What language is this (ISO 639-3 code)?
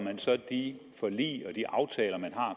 dan